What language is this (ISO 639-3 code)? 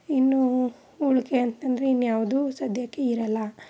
kan